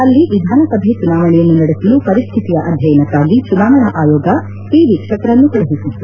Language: Kannada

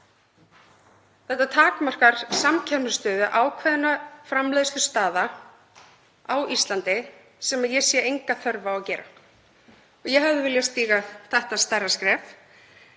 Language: Icelandic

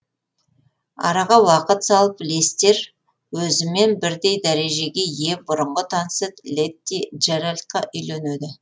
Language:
Kazakh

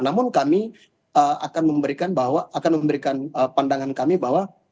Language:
Indonesian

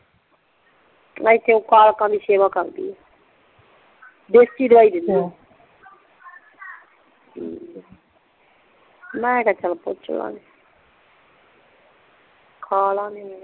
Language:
Punjabi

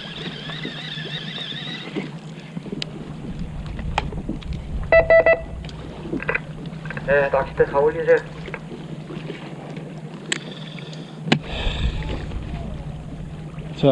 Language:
Korean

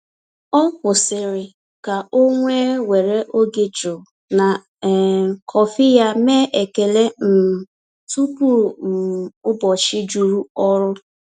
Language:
Igbo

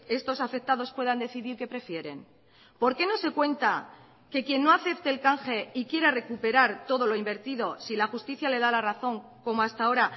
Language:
Spanish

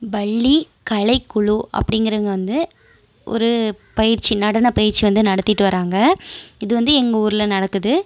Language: Tamil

